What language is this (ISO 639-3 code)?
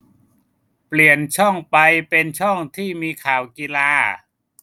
tha